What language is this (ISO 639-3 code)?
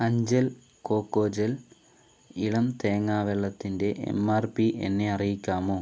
mal